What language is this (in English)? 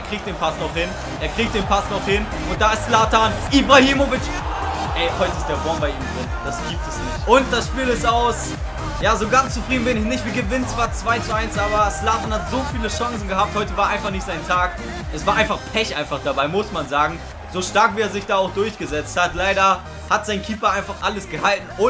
German